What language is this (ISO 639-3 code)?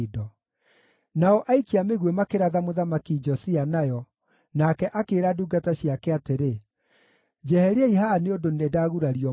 kik